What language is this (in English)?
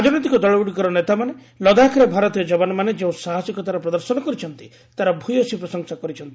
Odia